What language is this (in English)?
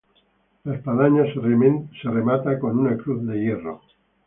Spanish